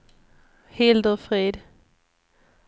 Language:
Swedish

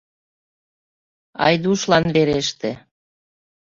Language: Mari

